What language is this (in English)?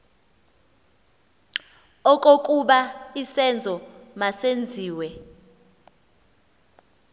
Xhosa